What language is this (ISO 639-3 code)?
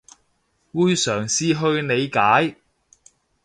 yue